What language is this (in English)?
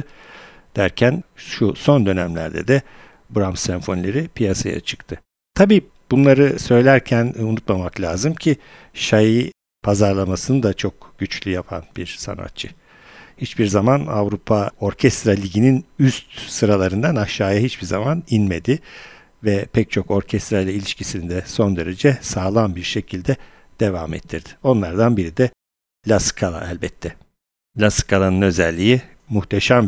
Turkish